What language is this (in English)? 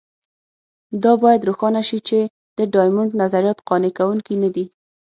Pashto